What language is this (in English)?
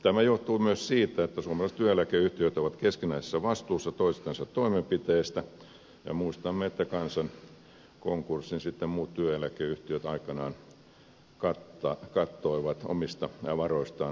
Finnish